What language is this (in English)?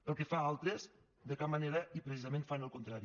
Catalan